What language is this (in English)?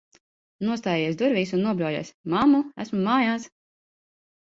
Latvian